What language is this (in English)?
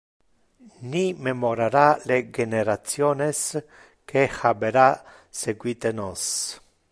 Interlingua